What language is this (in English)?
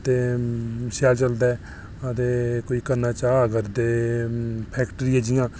Dogri